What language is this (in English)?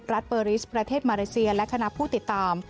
Thai